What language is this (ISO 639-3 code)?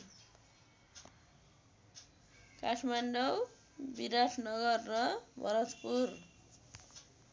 nep